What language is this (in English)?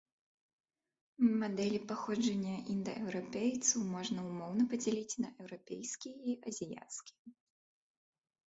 Belarusian